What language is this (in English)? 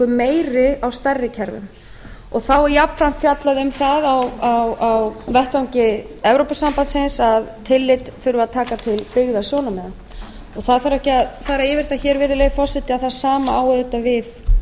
Icelandic